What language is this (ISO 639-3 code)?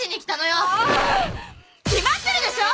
jpn